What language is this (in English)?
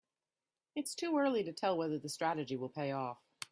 English